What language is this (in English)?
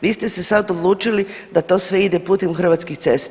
Croatian